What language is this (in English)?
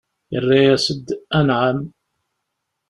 Kabyle